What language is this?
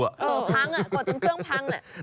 Thai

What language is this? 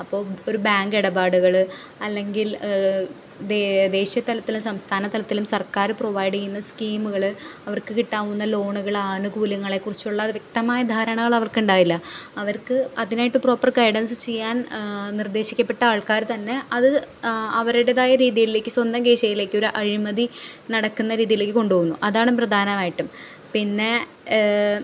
Malayalam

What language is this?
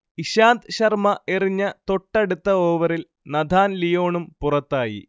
Malayalam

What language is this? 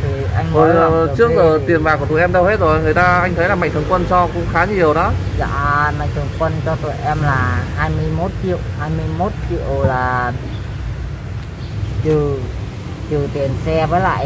Vietnamese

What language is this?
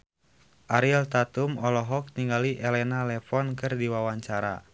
Sundanese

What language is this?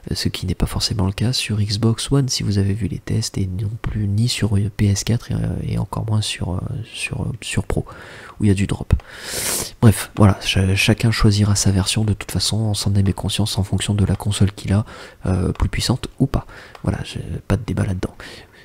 French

